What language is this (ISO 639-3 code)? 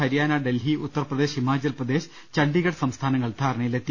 mal